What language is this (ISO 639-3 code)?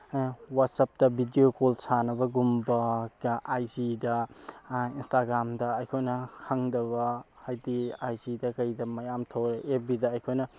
mni